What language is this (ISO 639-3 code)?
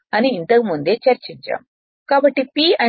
tel